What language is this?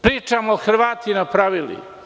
Serbian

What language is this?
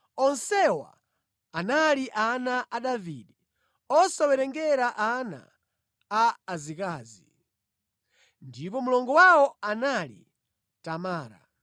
Nyanja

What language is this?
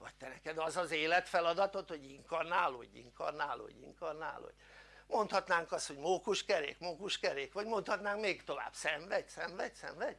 Hungarian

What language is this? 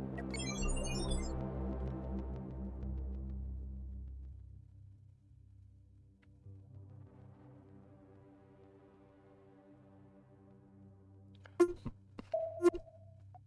German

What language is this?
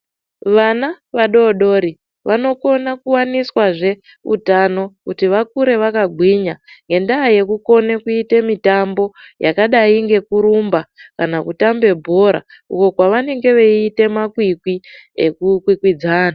Ndau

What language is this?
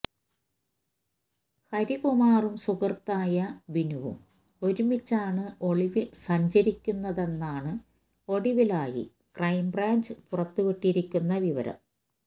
Malayalam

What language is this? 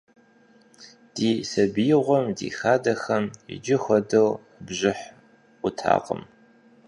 Kabardian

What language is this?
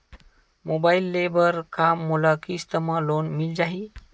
Chhattisgarhi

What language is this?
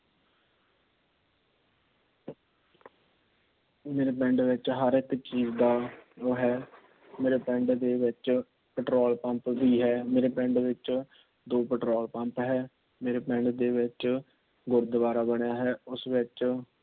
Punjabi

